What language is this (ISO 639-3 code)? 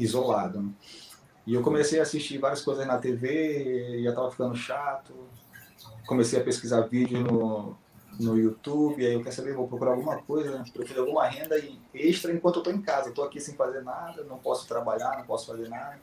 por